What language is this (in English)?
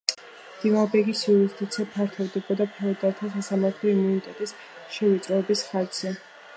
Georgian